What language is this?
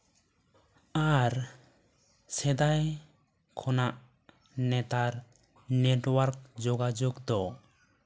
Santali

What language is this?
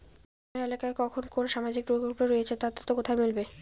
Bangla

